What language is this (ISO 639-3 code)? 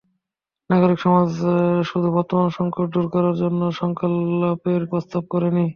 ben